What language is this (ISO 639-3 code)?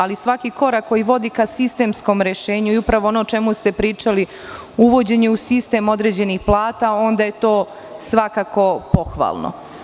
srp